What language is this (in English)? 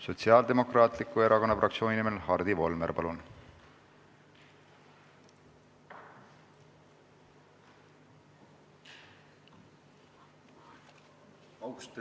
Estonian